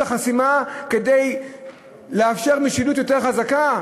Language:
Hebrew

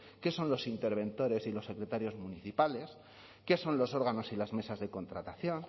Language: Spanish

